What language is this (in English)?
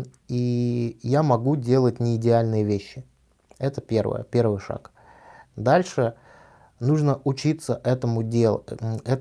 Russian